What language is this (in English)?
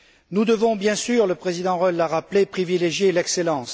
French